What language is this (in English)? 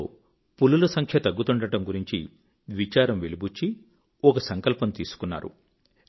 Telugu